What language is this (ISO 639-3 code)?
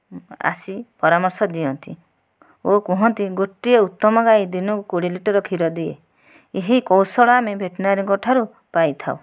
ori